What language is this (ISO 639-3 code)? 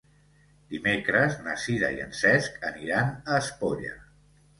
cat